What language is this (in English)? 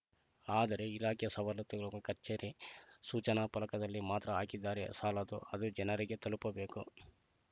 Kannada